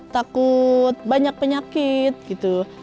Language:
Indonesian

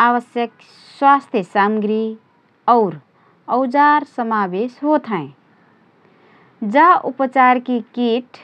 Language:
Rana Tharu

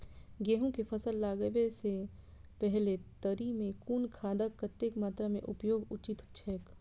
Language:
Maithili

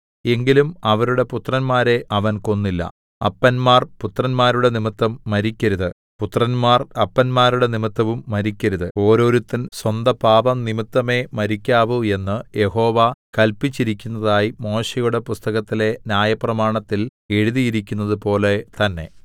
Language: Malayalam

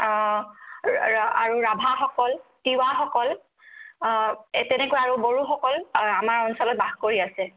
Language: Assamese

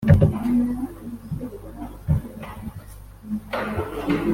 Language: Kinyarwanda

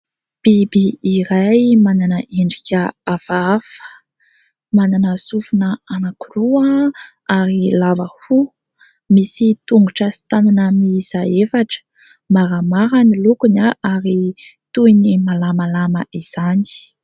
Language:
Malagasy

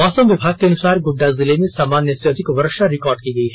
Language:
Hindi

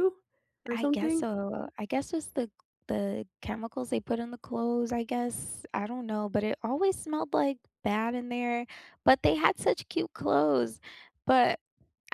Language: English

